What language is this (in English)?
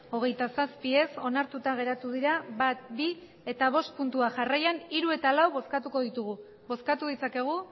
Basque